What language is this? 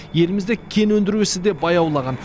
Kazakh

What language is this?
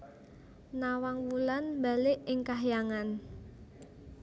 Javanese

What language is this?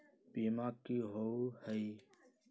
Magahi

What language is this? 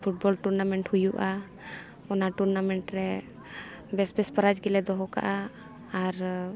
Santali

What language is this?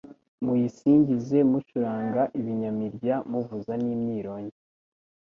Kinyarwanda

